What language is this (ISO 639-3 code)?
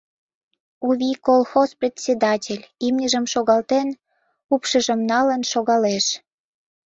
chm